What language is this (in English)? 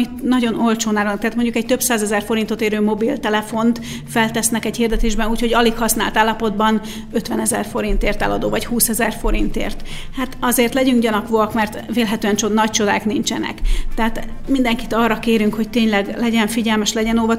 Hungarian